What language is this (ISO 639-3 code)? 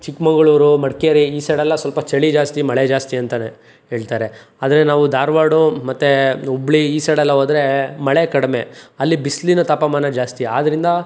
kan